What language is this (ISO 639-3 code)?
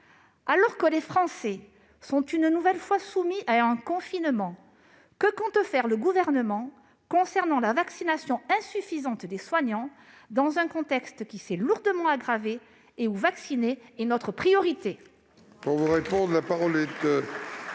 fra